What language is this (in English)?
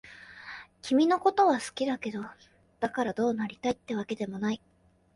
Japanese